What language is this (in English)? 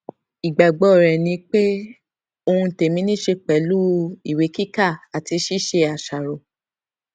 Yoruba